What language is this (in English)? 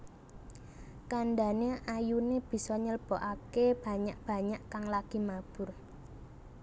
Javanese